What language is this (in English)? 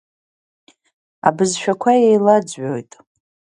Abkhazian